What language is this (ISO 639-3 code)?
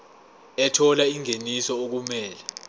zul